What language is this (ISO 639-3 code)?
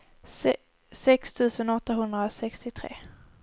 swe